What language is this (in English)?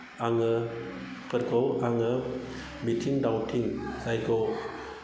Bodo